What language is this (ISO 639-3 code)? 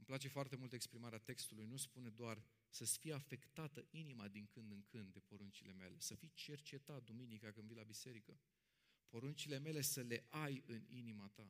ron